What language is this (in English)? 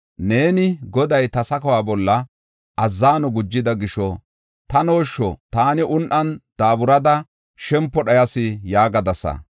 Gofa